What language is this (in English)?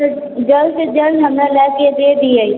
Maithili